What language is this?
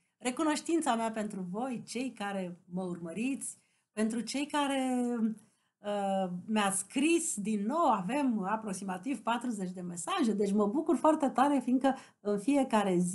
Romanian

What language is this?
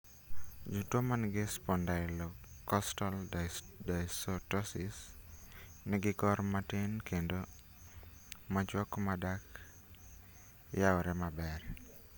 Luo (Kenya and Tanzania)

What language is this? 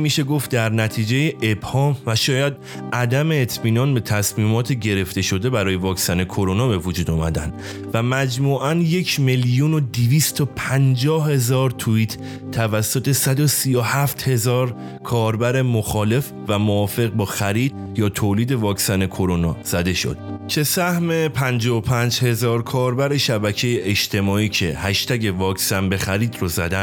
Persian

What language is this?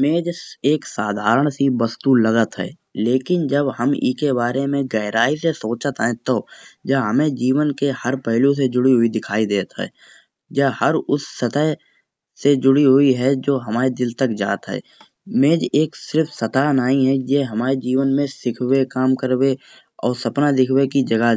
Kanauji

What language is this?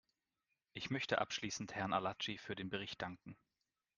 German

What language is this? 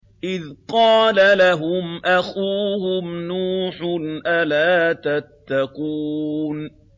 Arabic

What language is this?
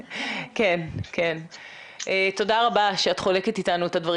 Hebrew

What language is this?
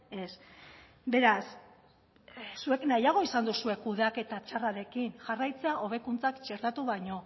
Basque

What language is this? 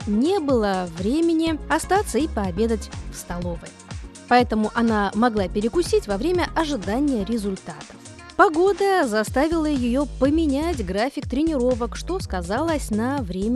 Russian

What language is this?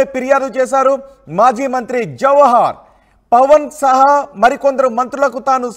Telugu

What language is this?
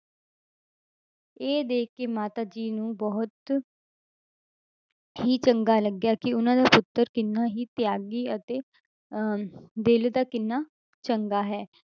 Punjabi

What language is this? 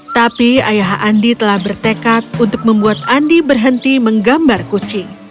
Indonesian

